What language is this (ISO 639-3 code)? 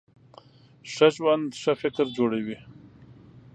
pus